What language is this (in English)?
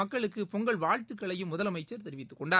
Tamil